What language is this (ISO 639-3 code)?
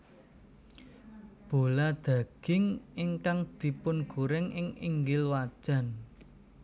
jav